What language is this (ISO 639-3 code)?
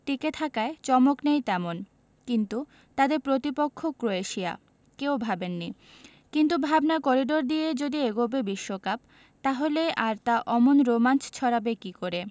ben